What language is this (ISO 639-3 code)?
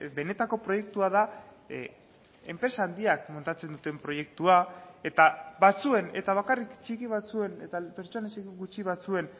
eus